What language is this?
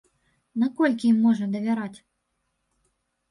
Belarusian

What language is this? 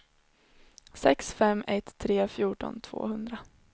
Swedish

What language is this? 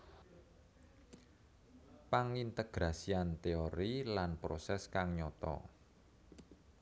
Javanese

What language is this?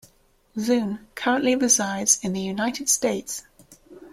English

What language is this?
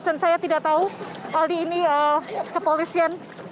Indonesian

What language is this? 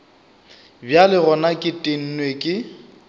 Northern Sotho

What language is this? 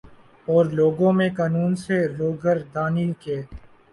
Urdu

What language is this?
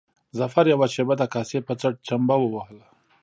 Pashto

